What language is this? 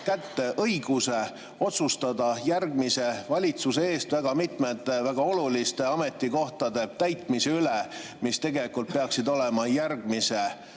Estonian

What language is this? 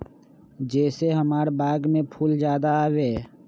Magahi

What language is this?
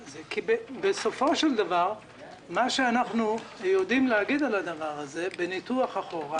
Hebrew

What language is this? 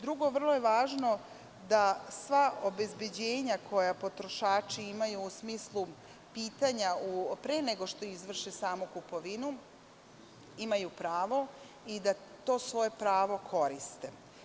Serbian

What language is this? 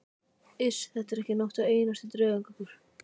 Icelandic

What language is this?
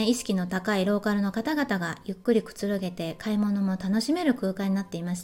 Japanese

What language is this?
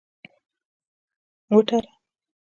Pashto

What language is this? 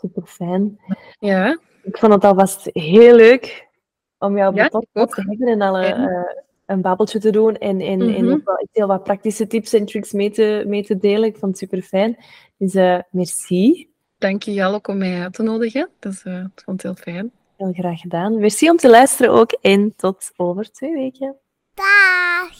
Dutch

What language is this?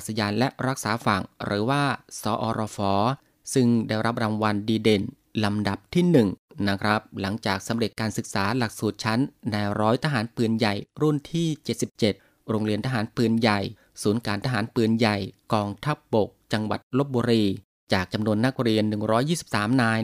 Thai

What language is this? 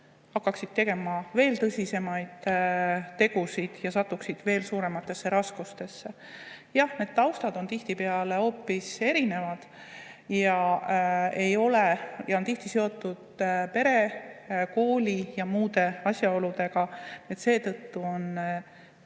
Estonian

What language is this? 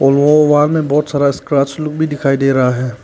Hindi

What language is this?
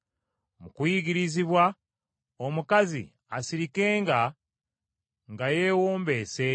Ganda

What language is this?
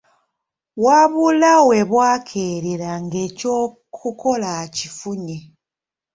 Ganda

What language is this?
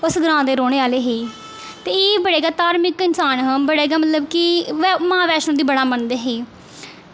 Dogri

